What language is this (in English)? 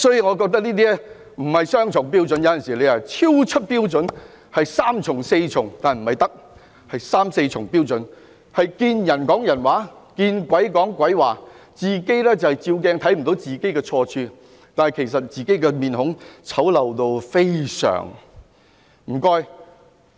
Cantonese